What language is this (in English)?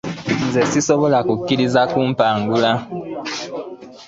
Ganda